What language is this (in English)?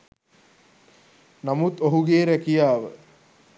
Sinhala